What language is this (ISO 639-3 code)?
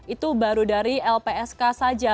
ind